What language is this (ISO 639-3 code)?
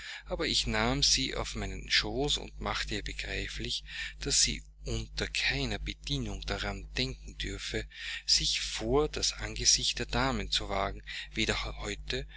deu